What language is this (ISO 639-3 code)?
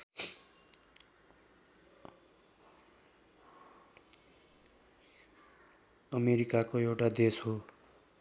nep